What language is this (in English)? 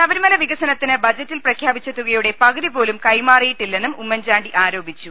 Malayalam